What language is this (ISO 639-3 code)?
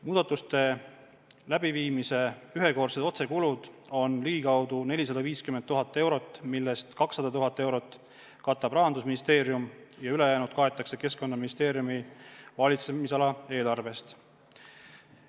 est